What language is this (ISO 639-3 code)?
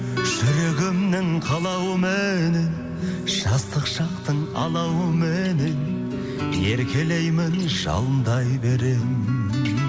kaz